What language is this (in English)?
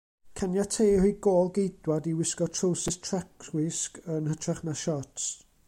Welsh